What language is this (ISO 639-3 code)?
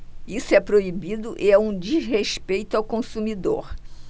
por